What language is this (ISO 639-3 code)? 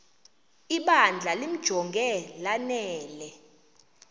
xho